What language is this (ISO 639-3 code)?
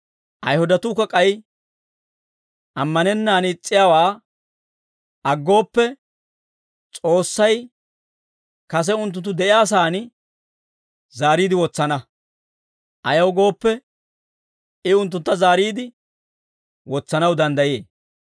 dwr